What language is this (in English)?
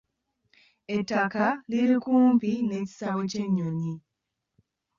Ganda